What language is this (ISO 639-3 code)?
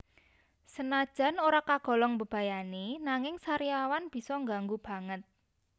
jav